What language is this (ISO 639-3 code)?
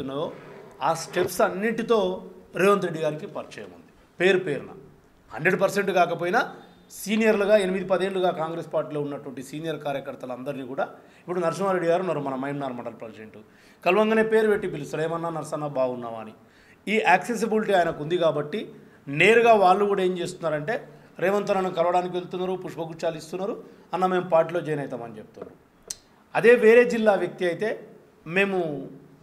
tel